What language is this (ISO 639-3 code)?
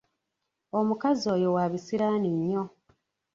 lug